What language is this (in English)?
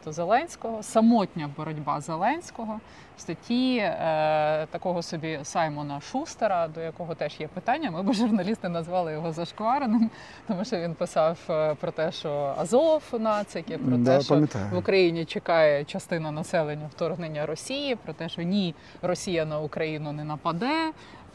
Ukrainian